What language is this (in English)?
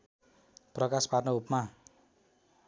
Nepali